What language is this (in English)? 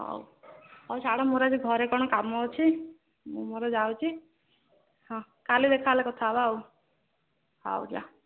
Odia